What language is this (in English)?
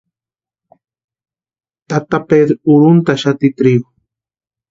Western Highland Purepecha